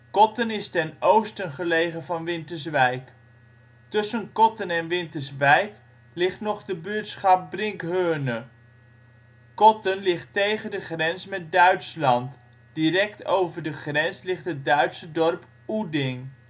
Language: Dutch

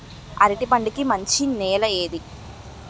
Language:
Telugu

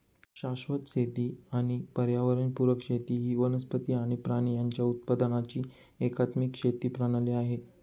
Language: Marathi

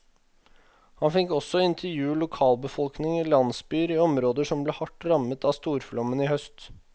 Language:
Norwegian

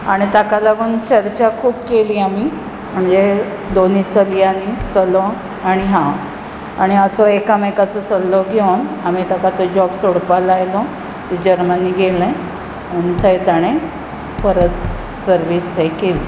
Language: Konkani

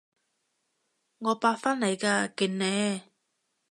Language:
Cantonese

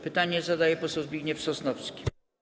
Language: Polish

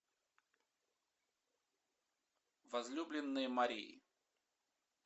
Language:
Russian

